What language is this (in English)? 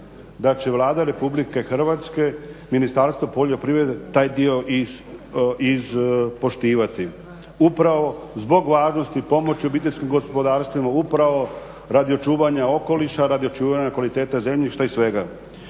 Croatian